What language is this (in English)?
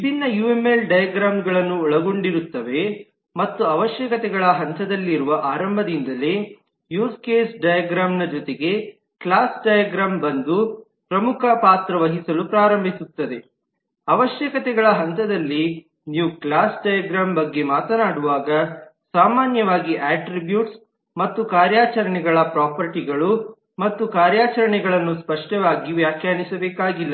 Kannada